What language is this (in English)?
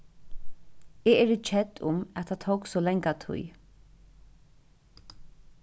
Faroese